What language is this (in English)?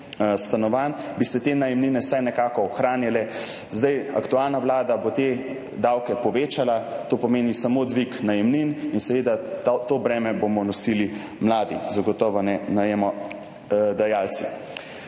Slovenian